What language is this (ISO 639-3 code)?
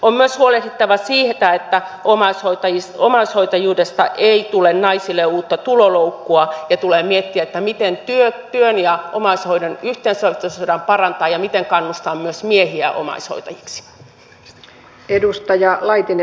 fin